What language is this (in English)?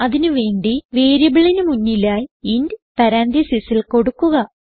Malayalam